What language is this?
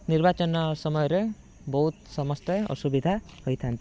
Odia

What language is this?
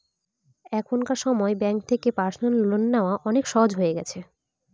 Bangla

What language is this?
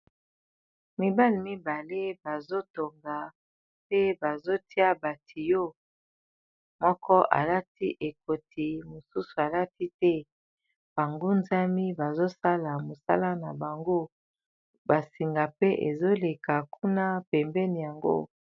Lingala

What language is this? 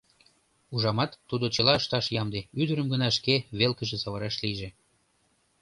Mari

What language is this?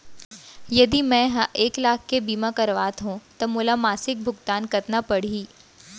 Chhattisgarhi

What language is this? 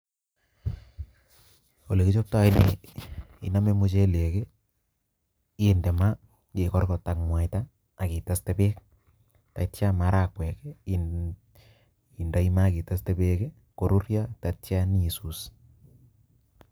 Kalenjin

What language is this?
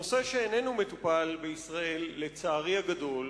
Hebrew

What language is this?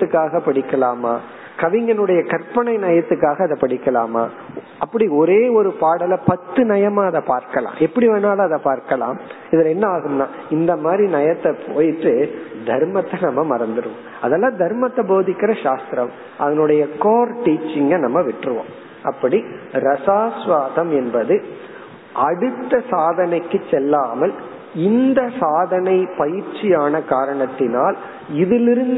Tamil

